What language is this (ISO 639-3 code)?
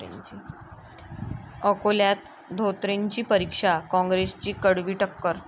mar